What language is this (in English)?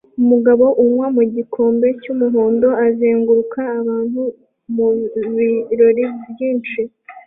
Kinyarwanda